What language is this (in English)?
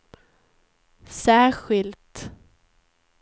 Swedish